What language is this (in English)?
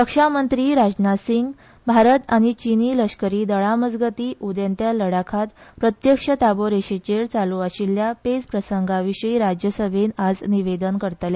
Konkani